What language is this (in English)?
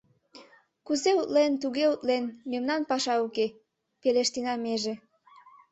Mari